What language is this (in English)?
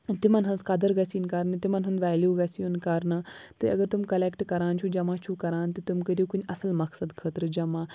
Kashmiri